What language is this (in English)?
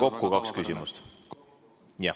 Estonian